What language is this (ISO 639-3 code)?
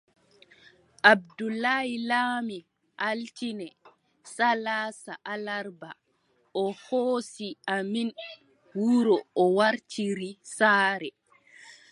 fub